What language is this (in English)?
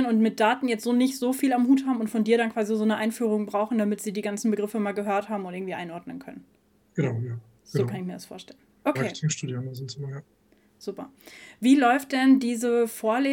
German